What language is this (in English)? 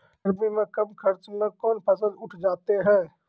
Maithili